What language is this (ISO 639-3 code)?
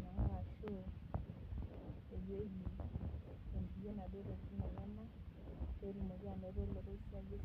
mas